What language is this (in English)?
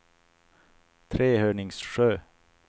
Swedish